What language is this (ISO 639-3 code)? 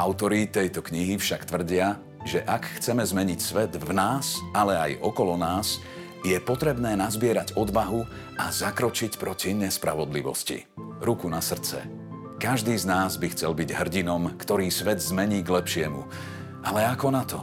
slk